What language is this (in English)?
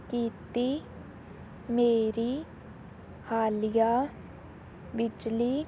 Punjabi